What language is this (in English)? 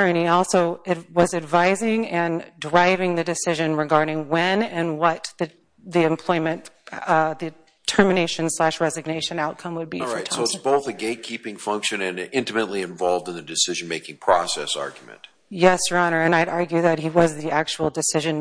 English